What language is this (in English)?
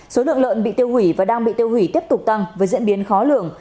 Vietnamese